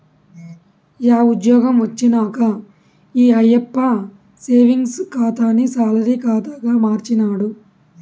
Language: Telugu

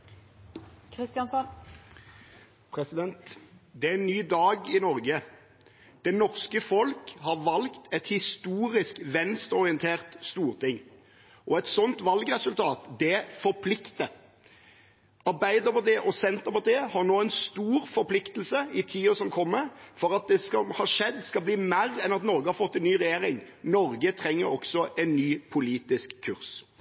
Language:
Norwegian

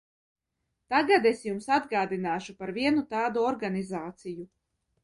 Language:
Latvian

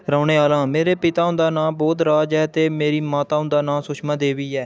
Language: Dogri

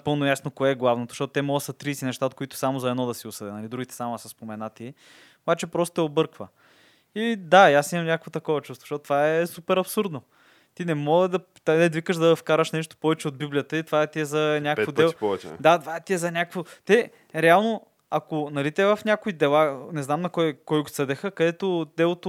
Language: Bulgarian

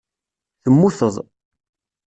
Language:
Kabyle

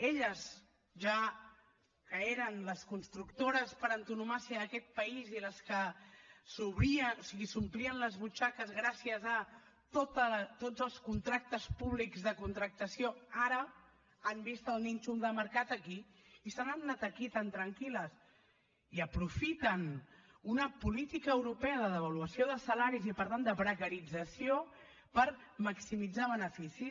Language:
Catalan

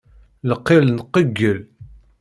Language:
Kabyle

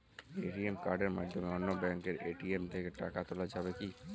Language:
Bangla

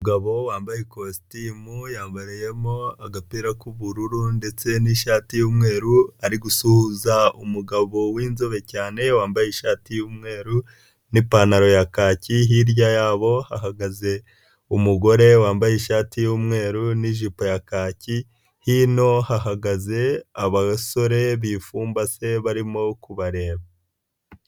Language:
Kinyarwanda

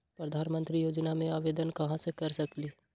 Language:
Magahi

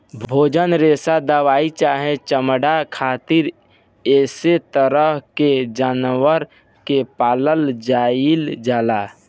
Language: Bhojpuri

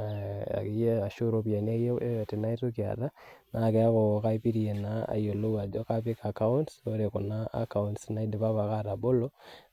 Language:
Masai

